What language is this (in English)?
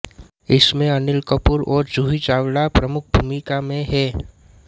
Hindi